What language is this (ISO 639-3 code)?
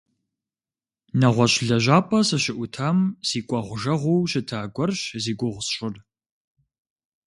kbd